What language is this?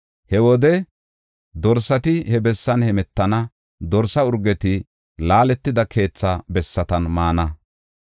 Gofa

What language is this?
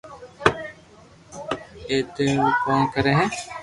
Loarki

